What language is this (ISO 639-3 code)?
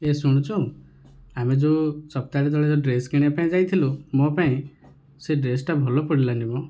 ori